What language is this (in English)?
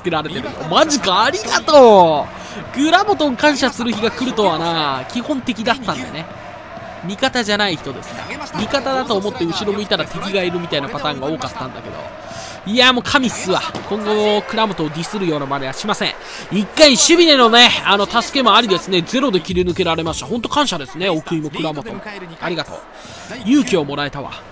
Japanese